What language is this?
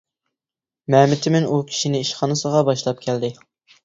Uyghur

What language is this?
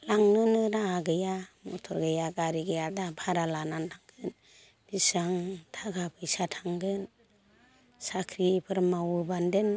Bodo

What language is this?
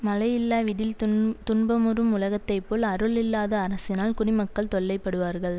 Tamil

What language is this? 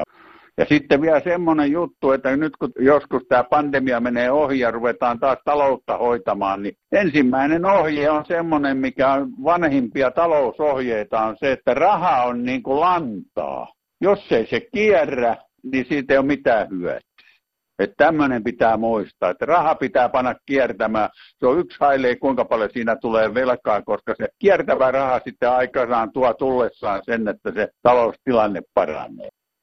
Finnish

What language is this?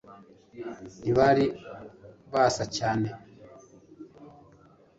Kinyarwanda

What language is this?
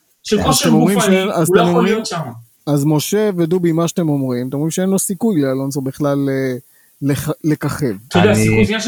Hebrew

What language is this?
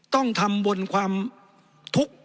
Thai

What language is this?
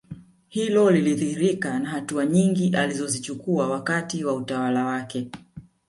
Swahili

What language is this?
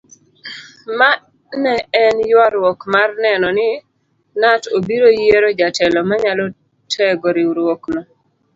Luo (Kenya and Tanzania)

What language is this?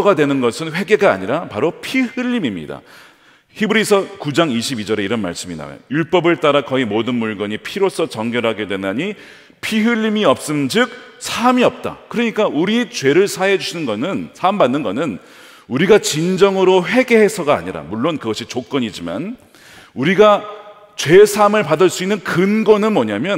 Korean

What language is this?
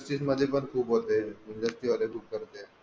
Marathi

